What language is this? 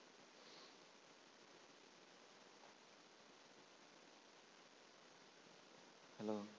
Malayalam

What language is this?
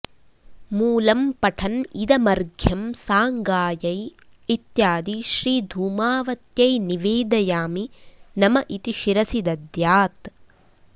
Sanskrit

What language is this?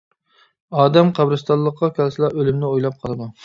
Uyghur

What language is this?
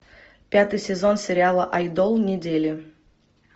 Russian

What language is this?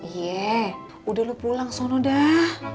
Indonesian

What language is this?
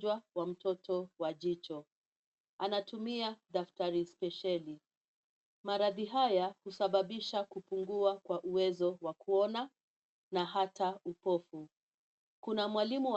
Swahili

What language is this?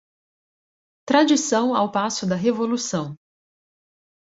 Portuguese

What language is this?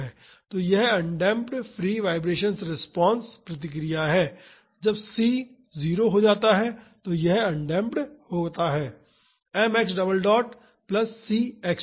Hindi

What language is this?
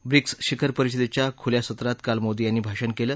Marathi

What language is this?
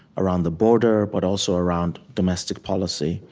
English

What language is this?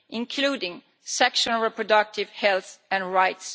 English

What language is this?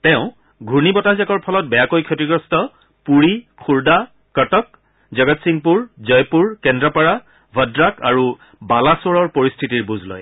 Assamese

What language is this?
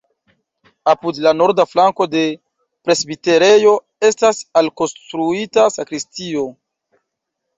Esperanto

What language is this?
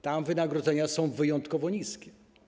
Polish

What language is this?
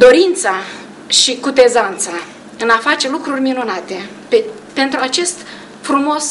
Romanian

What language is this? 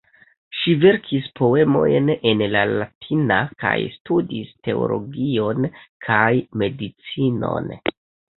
Esperanto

